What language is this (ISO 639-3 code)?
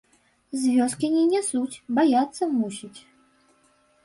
bel